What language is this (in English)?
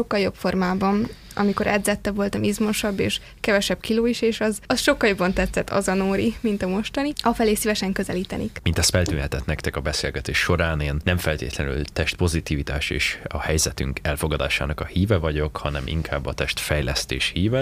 Hungarian